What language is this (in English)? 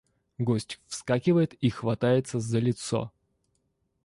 Russian